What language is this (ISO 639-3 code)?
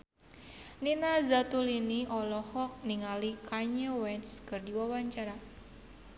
sun